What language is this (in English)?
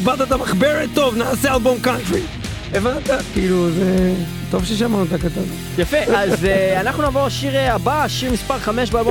Hebrew